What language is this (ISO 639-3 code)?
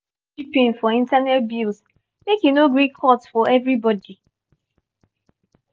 pcm